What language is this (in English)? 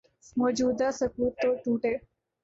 Urdu